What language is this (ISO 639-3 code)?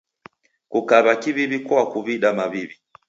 dav